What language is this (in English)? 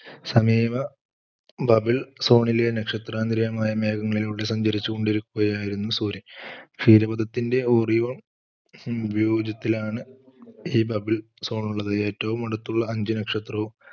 Malayalam